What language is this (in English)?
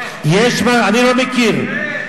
Hebrew